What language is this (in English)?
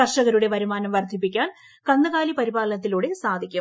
Malayalam